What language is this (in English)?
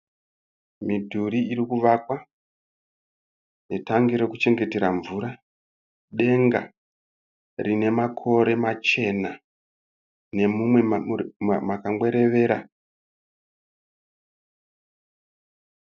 Shona